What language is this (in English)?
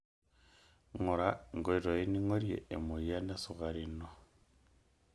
Masai